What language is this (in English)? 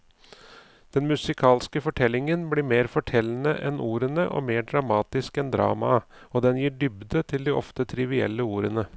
Norwegian